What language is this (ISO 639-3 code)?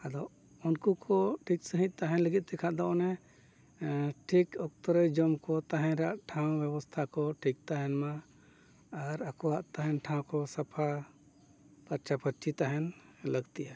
sat